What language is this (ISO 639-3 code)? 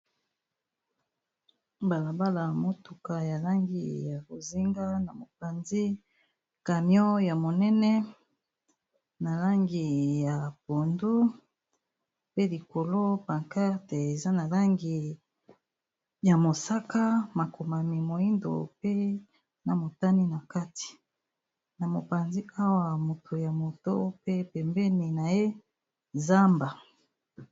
lin